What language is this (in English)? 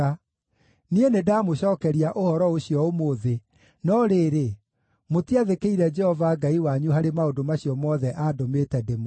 Kikuyu